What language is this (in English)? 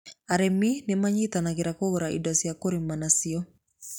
Kikuyu